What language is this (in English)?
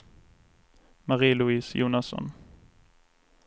Swedish